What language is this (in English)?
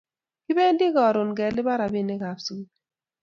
Kalenjin